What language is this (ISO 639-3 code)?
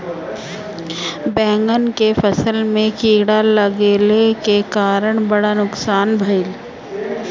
bho